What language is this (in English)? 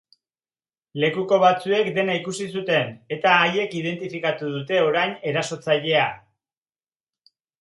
Basque